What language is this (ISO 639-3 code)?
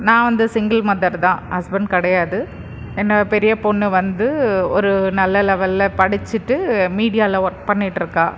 tam